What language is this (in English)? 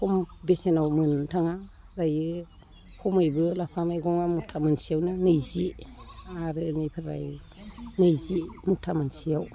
Bodo